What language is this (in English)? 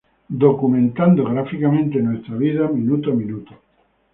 Spanish